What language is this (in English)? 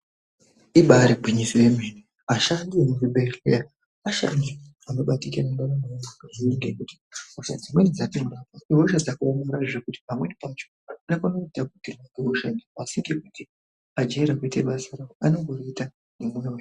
Ndau